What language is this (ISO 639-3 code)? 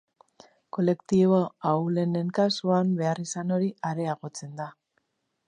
eus